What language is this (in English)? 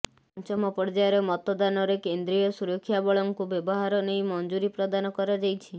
Odia